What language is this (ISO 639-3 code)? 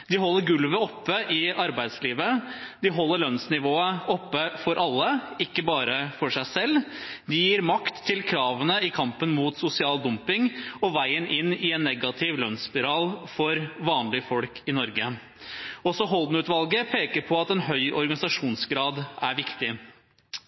nob